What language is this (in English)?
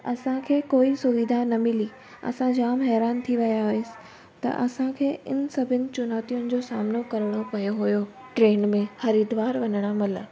Sindhi